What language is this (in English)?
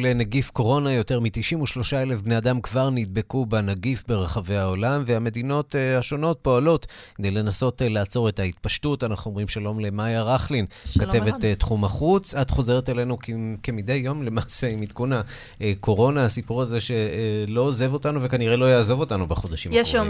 Hebrew